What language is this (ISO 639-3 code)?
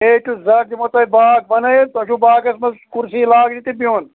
kas